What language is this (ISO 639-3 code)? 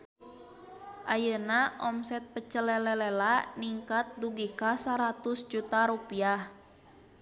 sun